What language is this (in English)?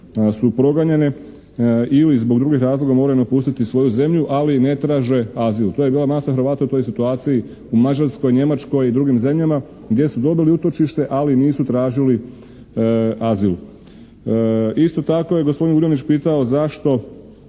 Croatian